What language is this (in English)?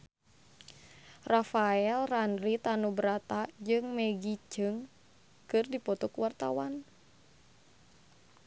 Sundanese